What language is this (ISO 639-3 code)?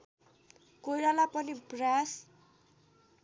nep